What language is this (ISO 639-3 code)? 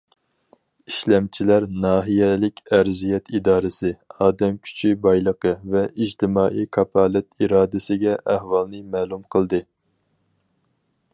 uig